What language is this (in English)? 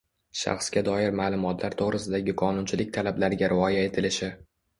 Uzbek